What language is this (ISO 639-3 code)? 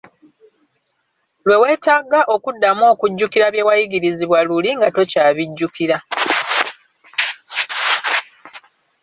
lug